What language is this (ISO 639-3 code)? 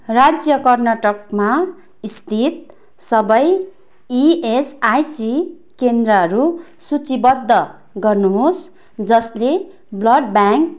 nep